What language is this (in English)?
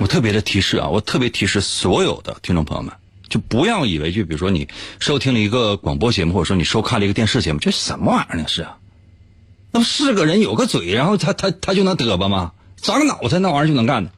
Chinese